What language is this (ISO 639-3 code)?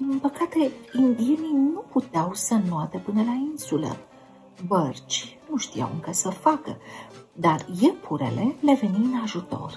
ron